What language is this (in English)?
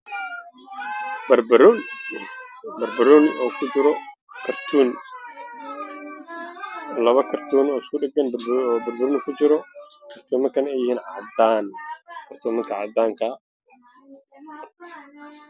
Somali